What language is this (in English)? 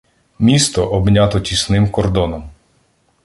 Ukrainian